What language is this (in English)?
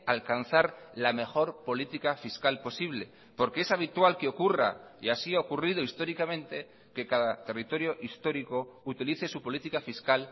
Spanish